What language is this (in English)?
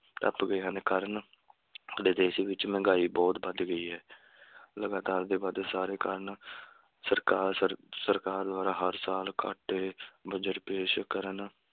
Punjabi